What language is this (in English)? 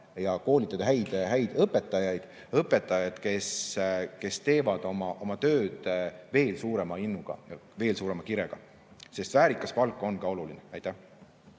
Estonian